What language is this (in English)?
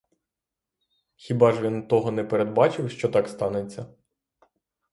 Ukrainian